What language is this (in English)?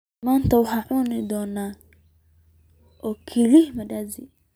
Somali